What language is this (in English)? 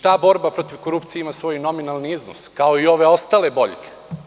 Serbian